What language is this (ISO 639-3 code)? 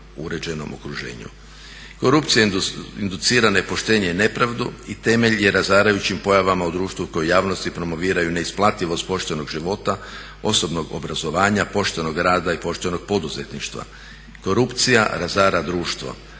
hrv